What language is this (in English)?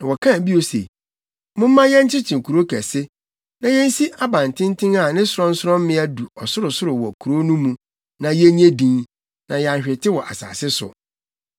Akan